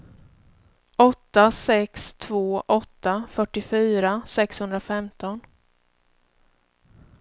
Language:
Swedish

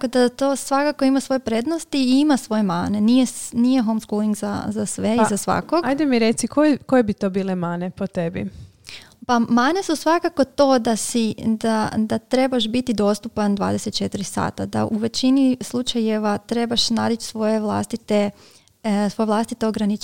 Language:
Croatian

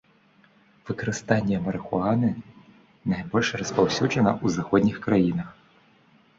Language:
Belarusian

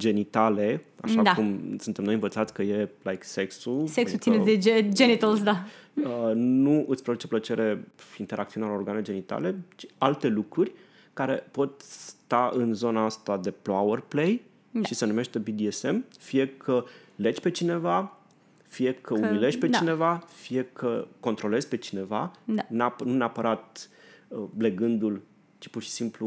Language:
Romanian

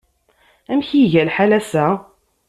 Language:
Kabyle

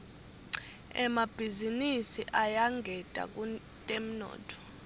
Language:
Swati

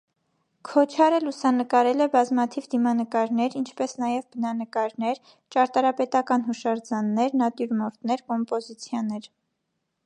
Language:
Armenian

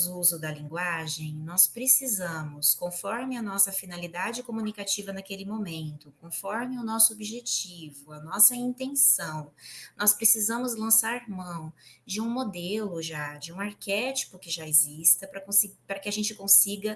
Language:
Portuguese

